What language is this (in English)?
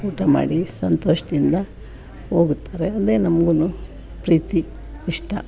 Kannada